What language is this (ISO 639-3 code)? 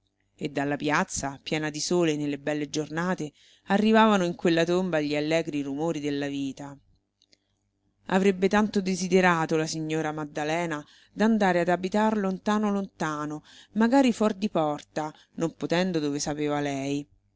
ita